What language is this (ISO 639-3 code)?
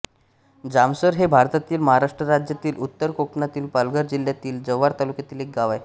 mar